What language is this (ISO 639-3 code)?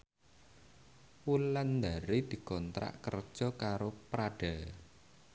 jav